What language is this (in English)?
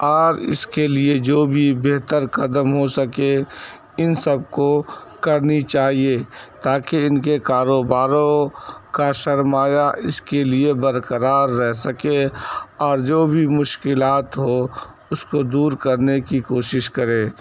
Urdu